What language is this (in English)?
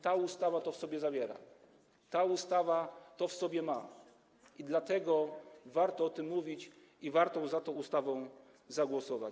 Polish